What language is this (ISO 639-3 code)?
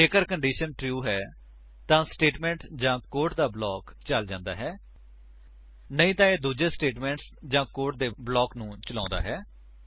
pan